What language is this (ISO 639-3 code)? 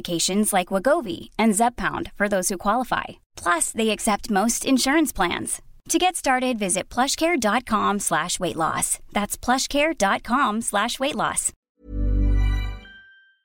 urd